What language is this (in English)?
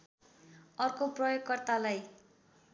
Nepali